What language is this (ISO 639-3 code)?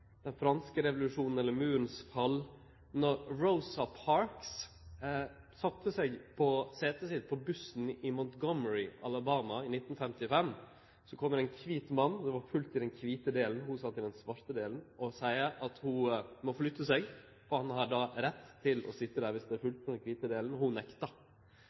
nno